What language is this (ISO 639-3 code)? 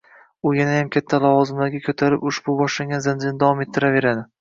uzb